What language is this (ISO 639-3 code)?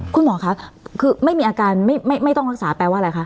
tha